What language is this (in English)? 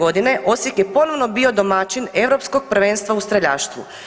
Croatian